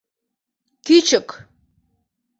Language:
Mari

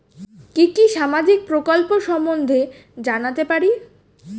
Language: Bangla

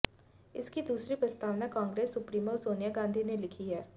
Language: Hindi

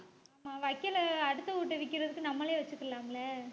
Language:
Tamil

